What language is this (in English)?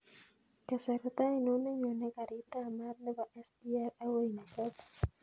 Kalenjin